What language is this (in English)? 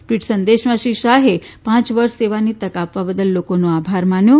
Gujarati